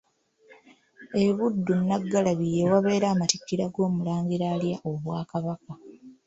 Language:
Ganda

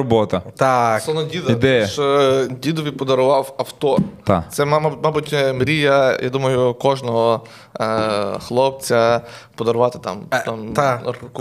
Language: Ukrainian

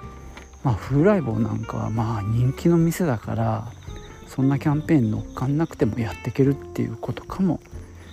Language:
Japanese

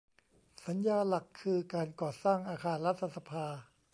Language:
Thai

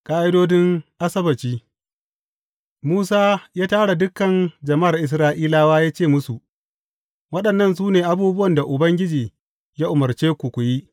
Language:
Hausa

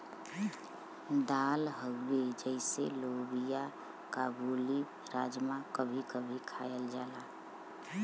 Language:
Bhojpuri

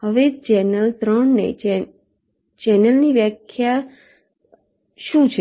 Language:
Gujarati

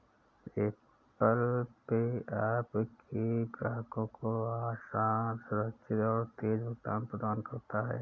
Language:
Hindi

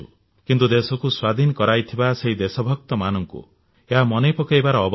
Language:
Odia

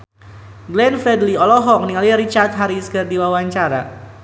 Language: Sundanese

